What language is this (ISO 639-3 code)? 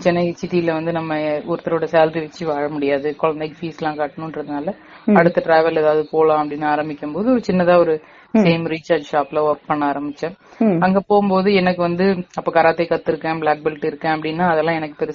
tam